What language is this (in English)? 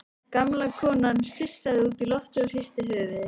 Icelandic